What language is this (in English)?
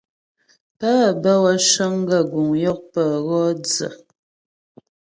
Ghomala